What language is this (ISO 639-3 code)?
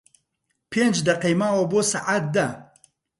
ckb